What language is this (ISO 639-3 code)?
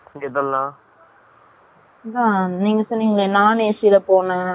tam